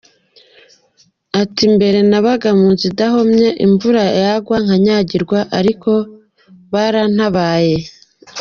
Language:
Kinyarwanda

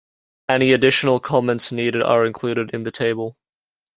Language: English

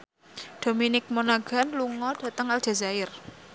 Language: Javanese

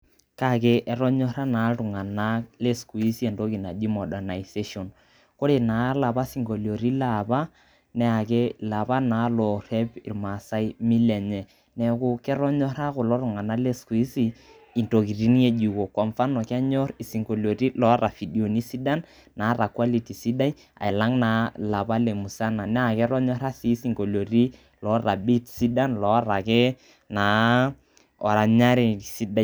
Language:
Masai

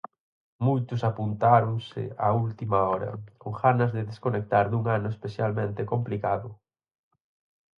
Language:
Galician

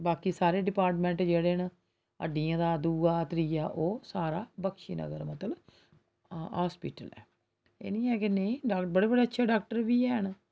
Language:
Dogri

